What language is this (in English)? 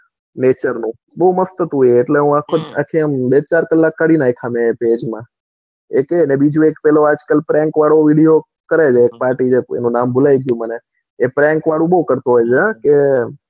Gujarati